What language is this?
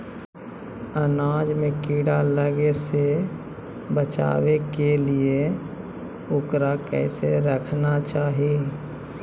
Magahi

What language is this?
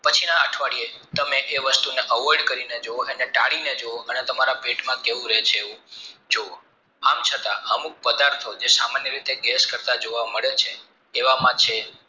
Gujarati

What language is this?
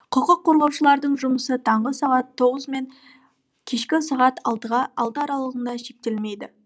Kazakh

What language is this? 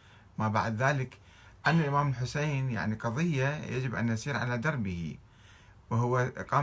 Arabic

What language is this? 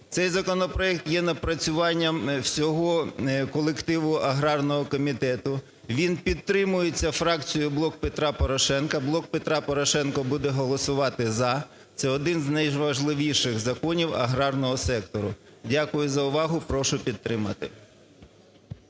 Ukrainian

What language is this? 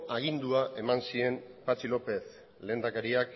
Basque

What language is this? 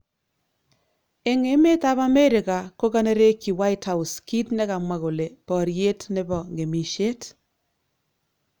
Kalenjin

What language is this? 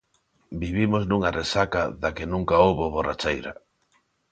Galician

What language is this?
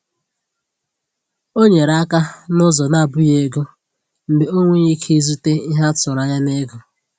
Igbo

